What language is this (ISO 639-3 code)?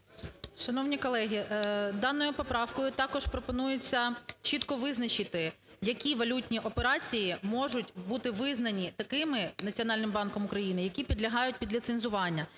ukr